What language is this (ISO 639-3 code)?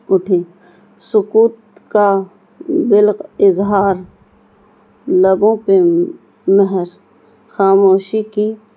urd